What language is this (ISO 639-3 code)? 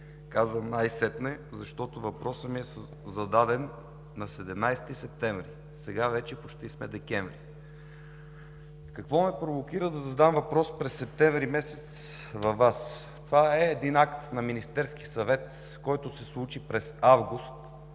bul